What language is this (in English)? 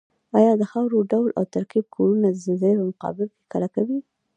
Pashto